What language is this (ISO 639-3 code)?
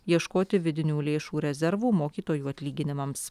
lit